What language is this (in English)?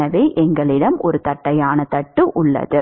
Tamil